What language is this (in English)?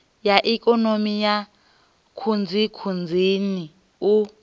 Venda